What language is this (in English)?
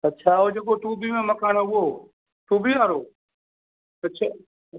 Sindhi